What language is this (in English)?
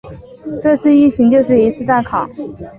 Chinese